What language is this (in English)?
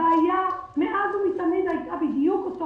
Hebrew